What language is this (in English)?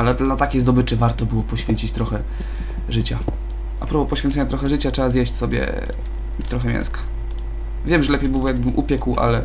Polish